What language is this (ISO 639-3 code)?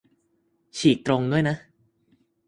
tha